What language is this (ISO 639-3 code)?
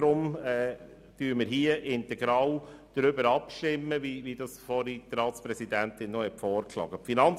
gsw